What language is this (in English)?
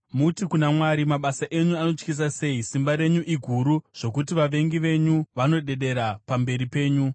Shona